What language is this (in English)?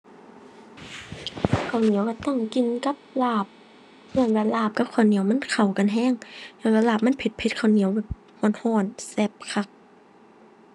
Thai